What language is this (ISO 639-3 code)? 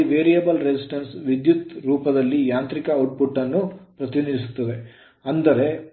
kan